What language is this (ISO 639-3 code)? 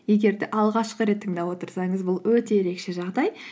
kaz